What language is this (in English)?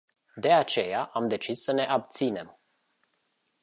Romanian